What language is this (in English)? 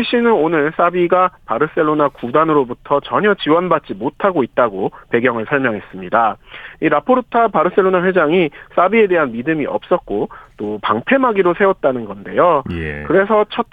Korean